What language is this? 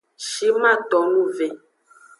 Aja (Benin)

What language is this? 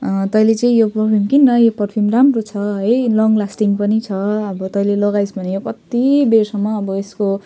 Nepali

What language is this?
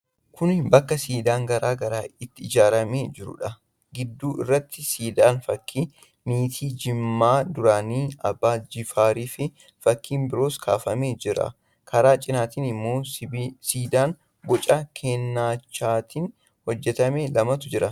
Oromo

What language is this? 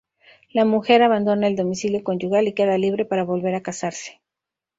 Spanish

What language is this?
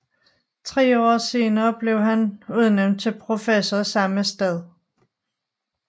Danish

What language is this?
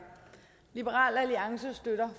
Danish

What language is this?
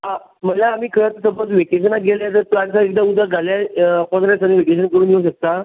Konkani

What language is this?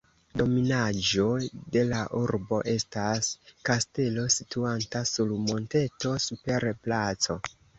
Esperanto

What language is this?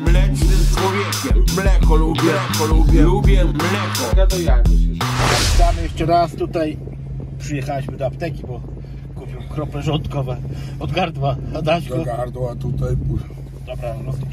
Polish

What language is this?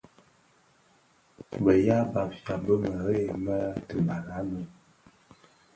Bafia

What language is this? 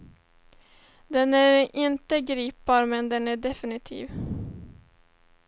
Swedish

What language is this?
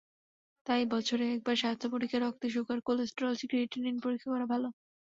Bangla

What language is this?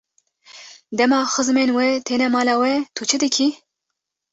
Kurdish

